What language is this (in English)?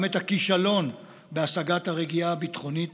Hebrew